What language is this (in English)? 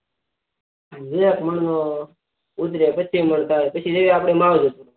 Gujarati